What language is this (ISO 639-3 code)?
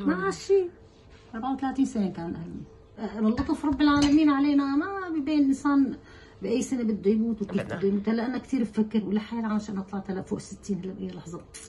ara